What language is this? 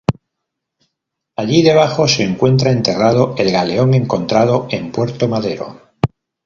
Spanish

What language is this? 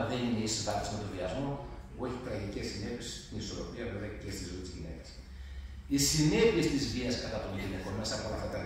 Greek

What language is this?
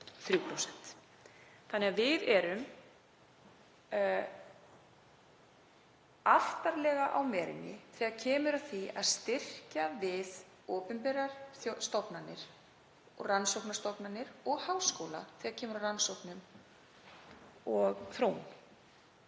Icelandic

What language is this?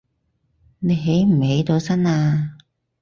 Cantonese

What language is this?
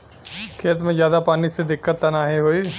Bhojpuri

